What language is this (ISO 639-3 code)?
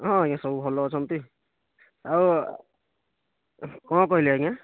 ori